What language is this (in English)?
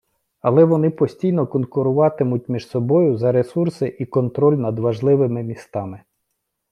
Ukrainian